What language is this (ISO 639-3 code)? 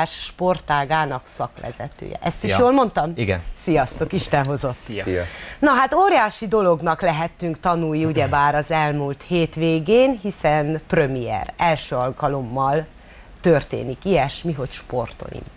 hun